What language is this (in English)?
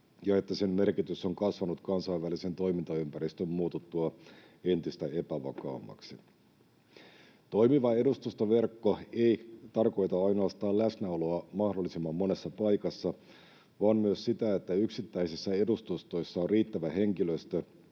Finnish